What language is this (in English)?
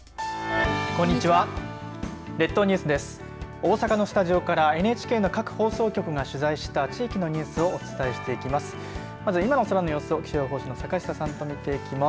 Japanese